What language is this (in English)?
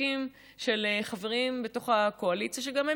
Hebrew